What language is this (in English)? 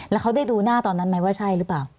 Thai